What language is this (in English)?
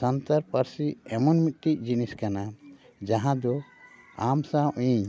Santali